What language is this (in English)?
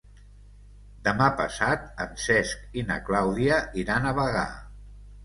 Catalan